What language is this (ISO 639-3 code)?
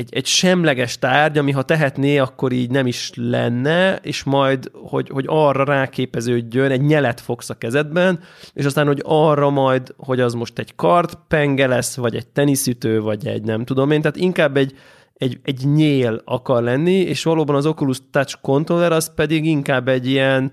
hun